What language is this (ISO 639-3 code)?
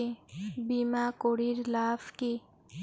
ben